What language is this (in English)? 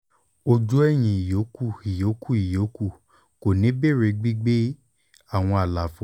Yoruba